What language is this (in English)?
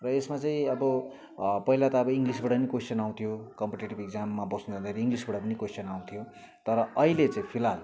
Nepali